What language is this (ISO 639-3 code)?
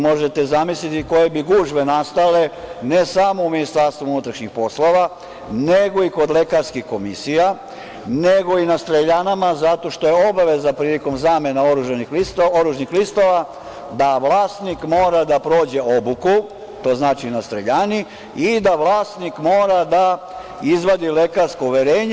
srp